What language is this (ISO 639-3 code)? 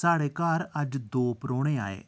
doi